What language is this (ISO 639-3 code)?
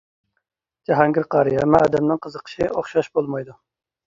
uig